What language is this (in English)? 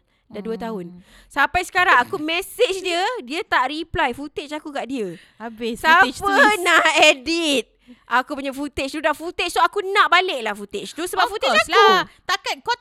Malay